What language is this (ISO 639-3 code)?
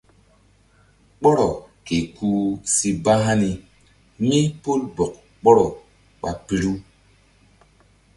mdd